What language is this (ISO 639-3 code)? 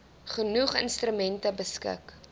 afr